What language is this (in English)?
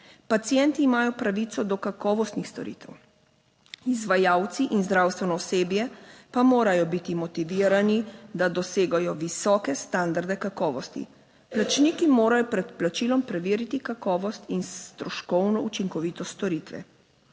Slovenian